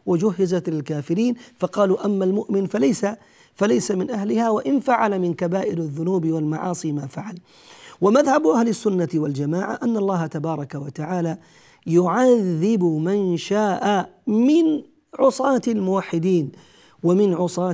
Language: Arabic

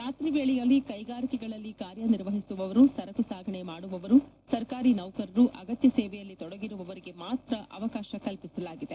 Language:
Kannada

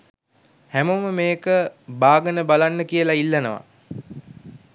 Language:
Sinhala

